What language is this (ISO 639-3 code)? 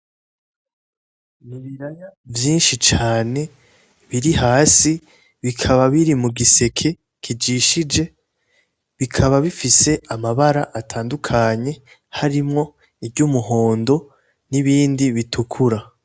run